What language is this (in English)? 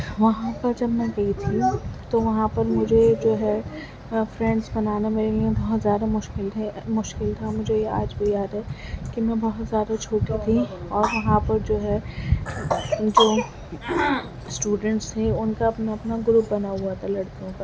Urdu